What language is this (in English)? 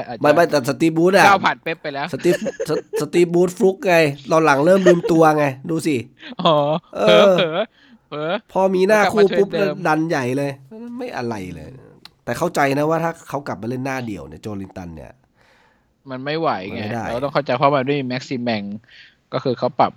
Thai